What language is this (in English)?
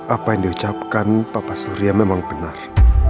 Indonesian